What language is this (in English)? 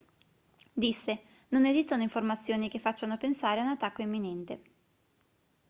Italian